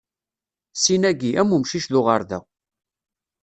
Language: Kabyle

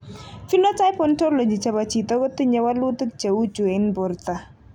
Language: Kalenjin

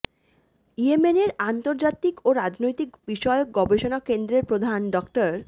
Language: Bangla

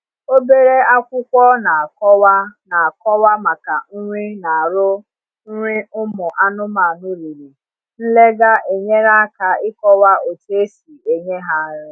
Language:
Igbo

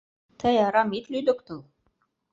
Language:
Mari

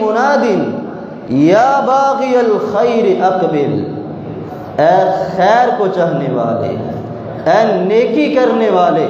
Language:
Arabic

